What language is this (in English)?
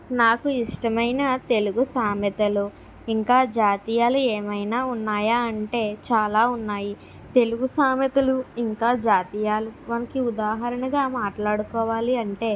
Telugu